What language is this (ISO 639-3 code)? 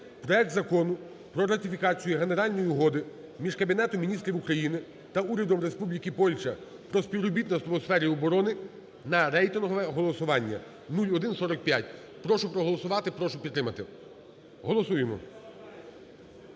ukr